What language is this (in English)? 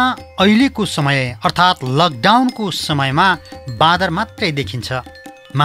Hindi